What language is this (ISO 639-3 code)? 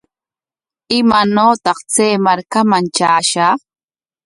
qwa